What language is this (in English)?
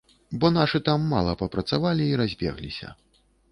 Belarusian